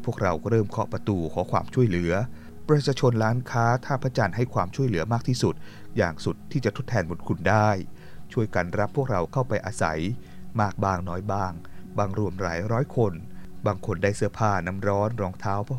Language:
Thai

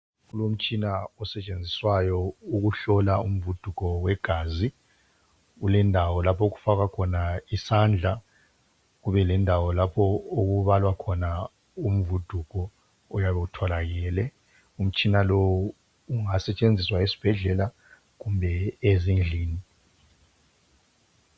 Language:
North Ndebele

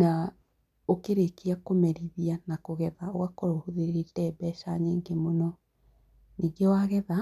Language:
Kikuyu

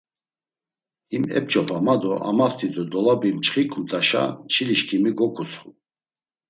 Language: Laz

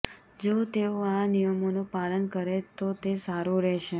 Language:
Gujarati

